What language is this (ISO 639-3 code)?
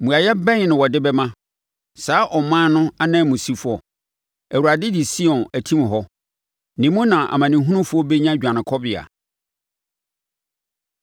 aka